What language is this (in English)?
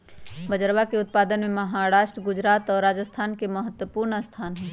Magahi